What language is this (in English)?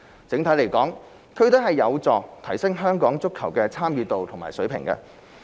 Cantonese